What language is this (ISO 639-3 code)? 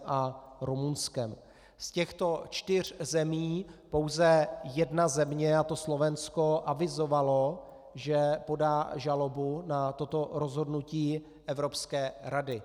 ces